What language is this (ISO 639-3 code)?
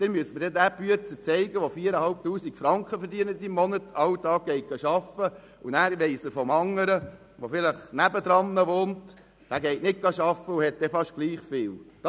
gsw